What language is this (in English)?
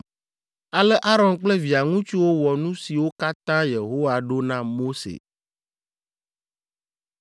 Ewe